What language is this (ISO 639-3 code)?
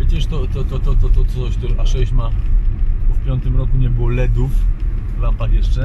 pol